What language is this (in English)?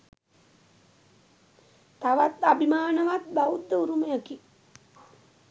Sinhala